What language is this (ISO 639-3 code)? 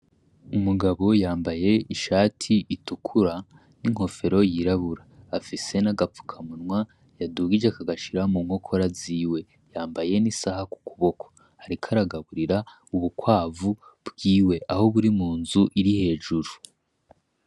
run